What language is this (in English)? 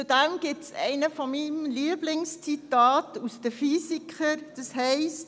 Swiss German